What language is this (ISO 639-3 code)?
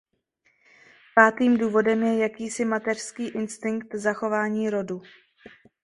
ces